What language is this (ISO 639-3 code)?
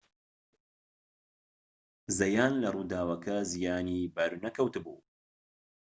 ckb